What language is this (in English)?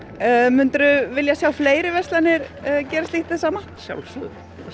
Icelandic